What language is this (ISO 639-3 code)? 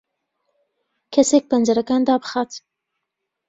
ckb